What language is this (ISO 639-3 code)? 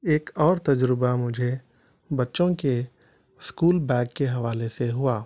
urd